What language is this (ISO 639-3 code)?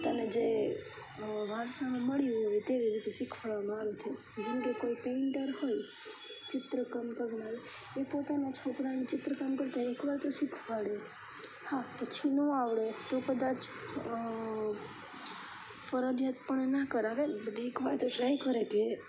guj